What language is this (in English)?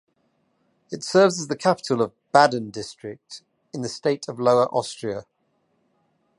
English